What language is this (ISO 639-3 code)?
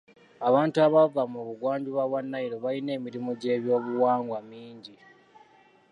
lug